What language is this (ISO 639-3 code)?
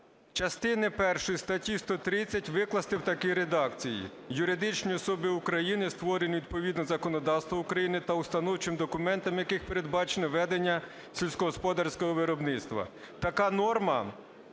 ukr